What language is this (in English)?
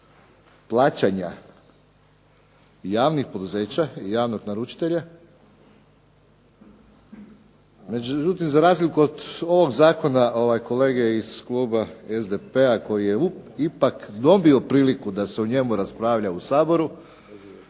Croatian